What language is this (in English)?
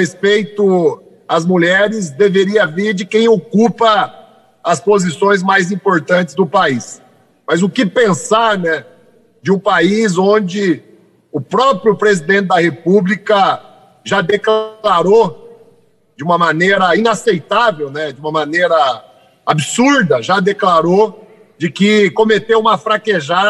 Portuguese